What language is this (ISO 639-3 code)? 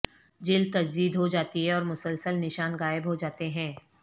urd